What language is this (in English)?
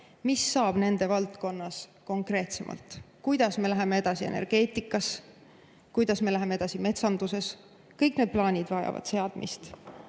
Estonian